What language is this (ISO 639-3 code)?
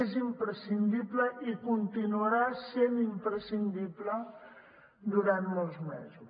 cat